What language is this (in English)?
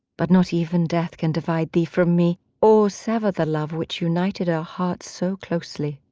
English